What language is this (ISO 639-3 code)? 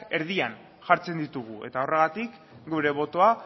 eus